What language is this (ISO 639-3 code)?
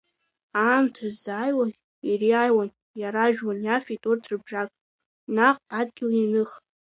abk